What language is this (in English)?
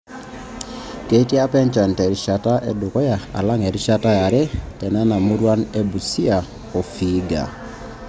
Masai